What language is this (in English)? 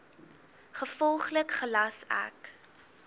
Afrikaans